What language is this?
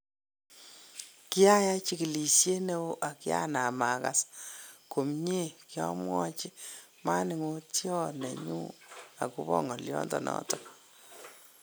Kalenjin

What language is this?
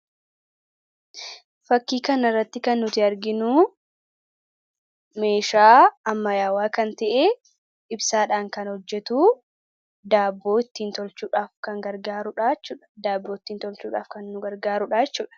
Oromo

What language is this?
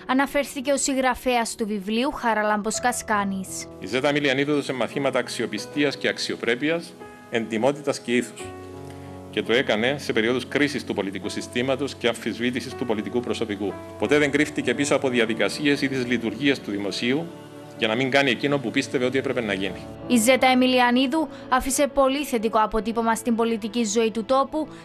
Greek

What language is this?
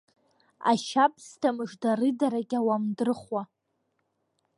Abkhazian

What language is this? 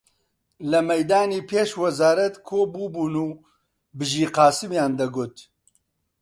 Central Kurdish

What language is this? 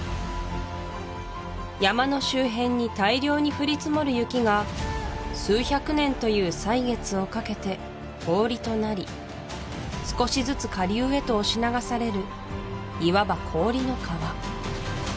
Japanese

